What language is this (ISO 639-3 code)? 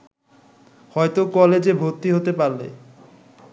ben